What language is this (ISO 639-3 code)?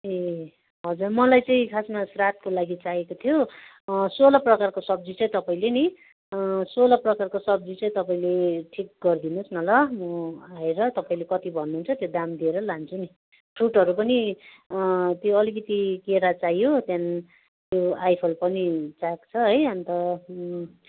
nep